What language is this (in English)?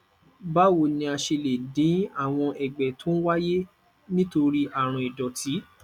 Yoruba